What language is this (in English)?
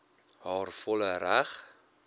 Afrikaans